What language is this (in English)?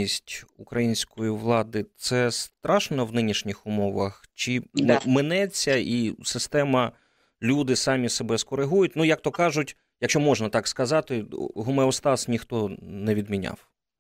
Ukrainian